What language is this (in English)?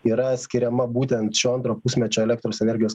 Lithuanian